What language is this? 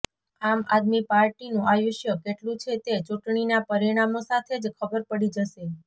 Gujarati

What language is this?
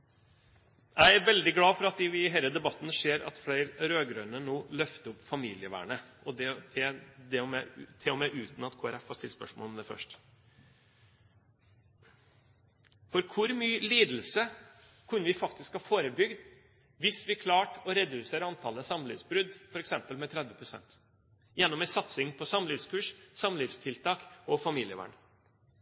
Norwegian Bokmål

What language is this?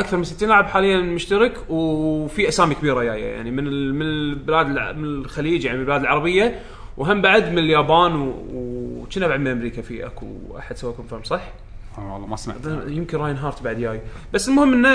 Arabic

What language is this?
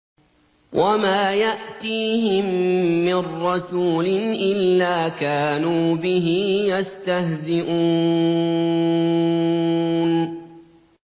Arabic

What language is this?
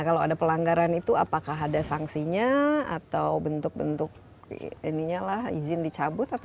Indonesian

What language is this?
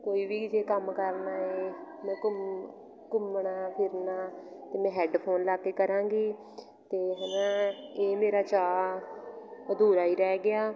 Punjabi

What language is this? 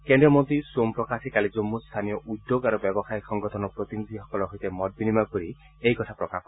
Assamese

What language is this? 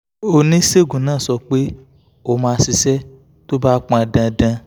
Yoruba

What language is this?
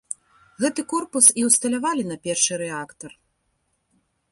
Belarusian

